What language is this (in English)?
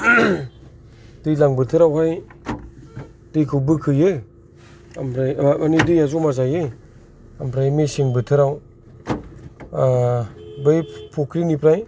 Bodo